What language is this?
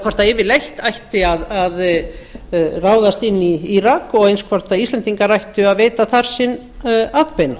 Icelandic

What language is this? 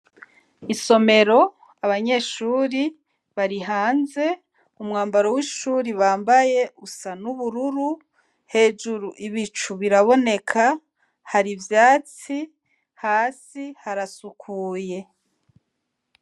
Rundi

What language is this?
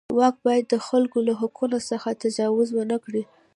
Pashto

